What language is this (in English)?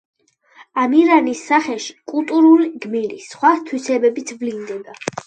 Georgian